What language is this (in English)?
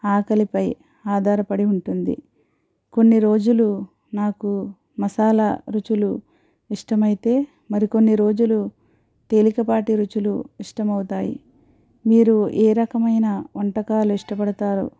Telugu